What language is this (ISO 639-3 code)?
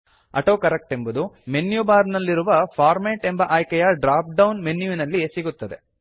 kan